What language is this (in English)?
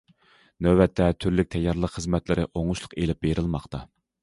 Uyghur